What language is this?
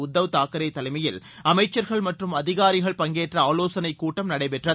Tamil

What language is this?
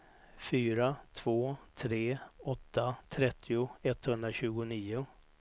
Swedish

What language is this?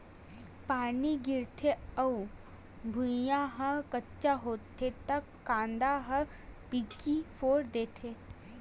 Chhattisgarhi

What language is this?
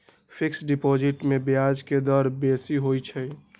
Magahi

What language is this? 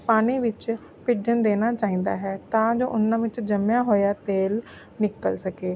Punjabi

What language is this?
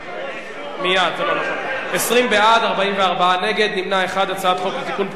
Hebrew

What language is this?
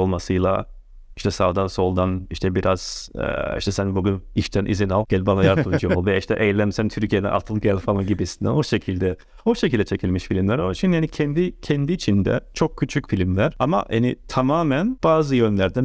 Turkish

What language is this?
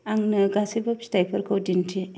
Bodo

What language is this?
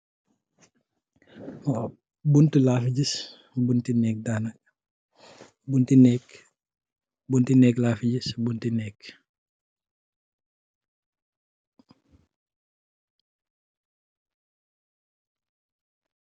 Wolof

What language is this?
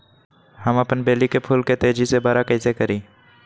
Magahi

